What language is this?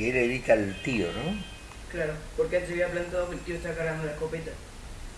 Spanish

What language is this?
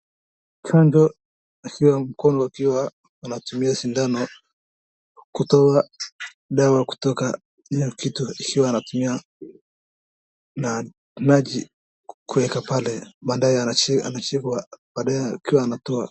Swahili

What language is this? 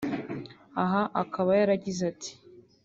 Kinyarwanda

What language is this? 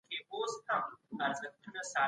Pashto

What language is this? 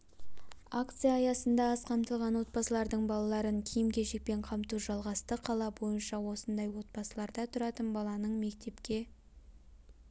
Kazakh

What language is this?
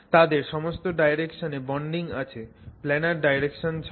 Bangla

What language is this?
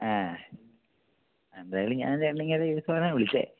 Malayalam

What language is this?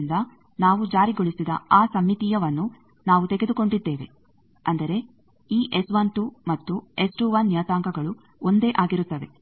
Kannada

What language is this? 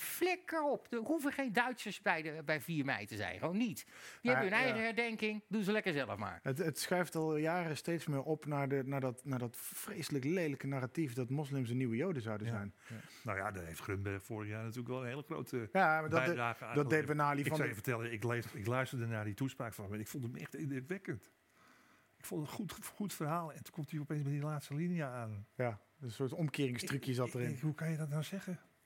Dutch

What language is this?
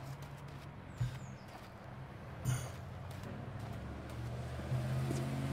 German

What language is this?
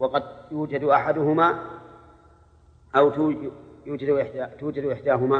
Arabic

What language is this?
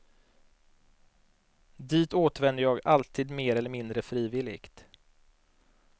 Swedish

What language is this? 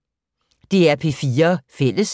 Danish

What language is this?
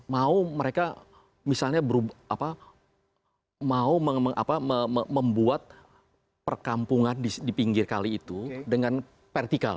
Indonesian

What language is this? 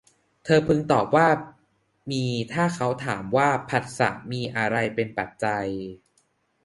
Thai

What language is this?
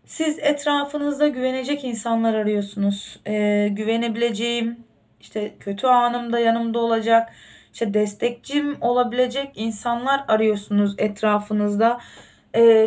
Turkish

